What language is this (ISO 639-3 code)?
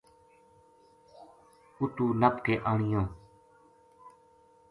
gju